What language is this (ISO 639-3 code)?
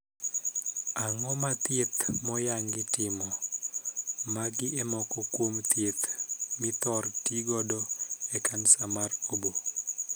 luo